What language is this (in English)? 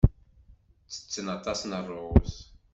Kabyle